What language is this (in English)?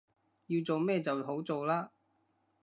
Cantonese